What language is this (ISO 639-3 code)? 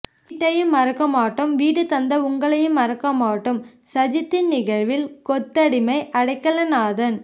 tam